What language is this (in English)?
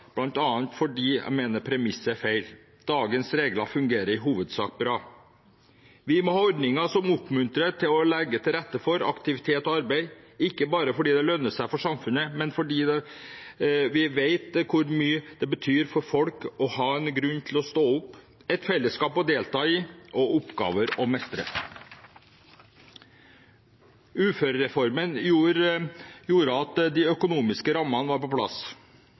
Norwegian Bokmål